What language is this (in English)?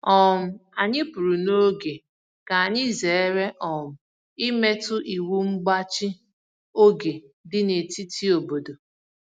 Igbo